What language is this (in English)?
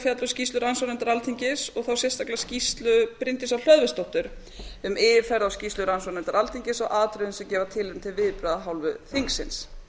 Icelandic